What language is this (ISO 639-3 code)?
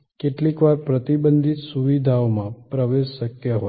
guj